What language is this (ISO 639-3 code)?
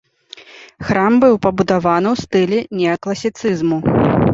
bel